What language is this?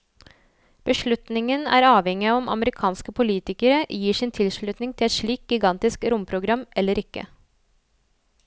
Norwegian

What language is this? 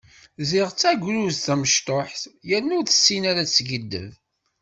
Kabyle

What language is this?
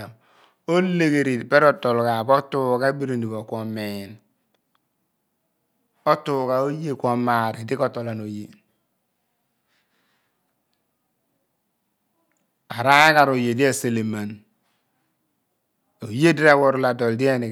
Abua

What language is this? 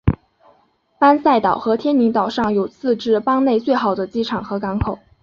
Chinese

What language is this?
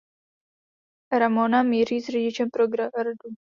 Czech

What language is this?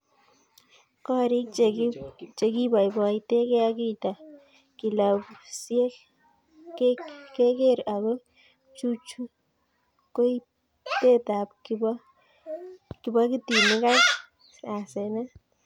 Kalenjin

